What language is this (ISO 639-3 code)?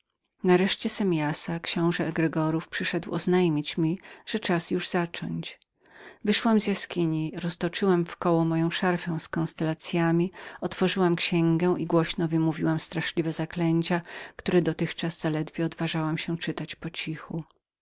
pol